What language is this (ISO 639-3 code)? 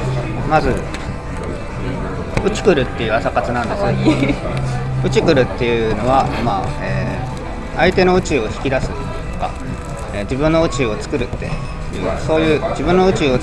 jpn